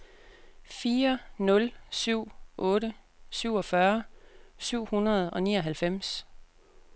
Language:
Danish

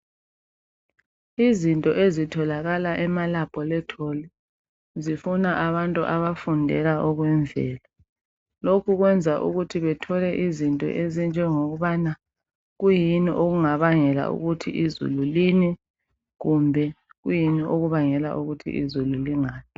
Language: North Ndebele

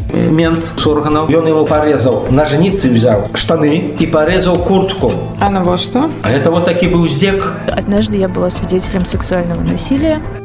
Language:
Russian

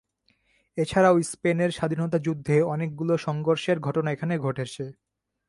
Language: Bangla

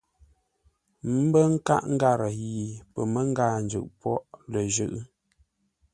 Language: Ngombale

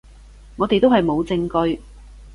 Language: Cantonese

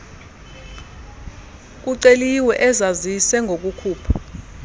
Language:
Xhosa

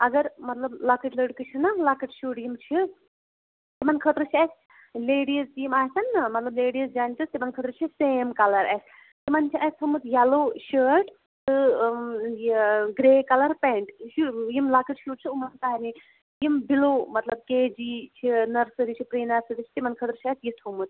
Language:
Kashmiri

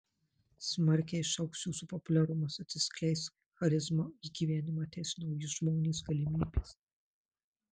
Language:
Lithuanian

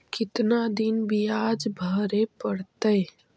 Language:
Magahi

